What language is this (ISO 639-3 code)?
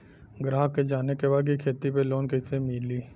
bho